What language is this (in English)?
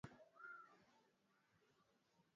Swahili